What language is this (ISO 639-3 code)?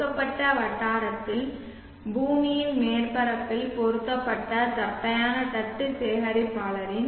tam